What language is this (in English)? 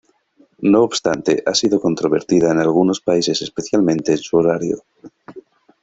Spanish